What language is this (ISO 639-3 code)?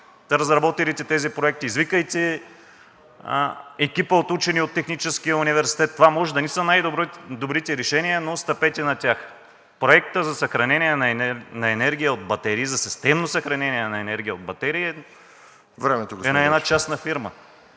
bul